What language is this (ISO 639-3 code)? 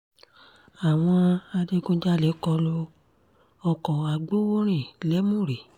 yor